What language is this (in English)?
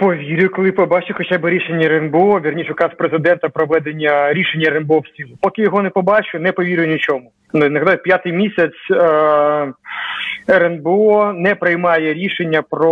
Ukrainian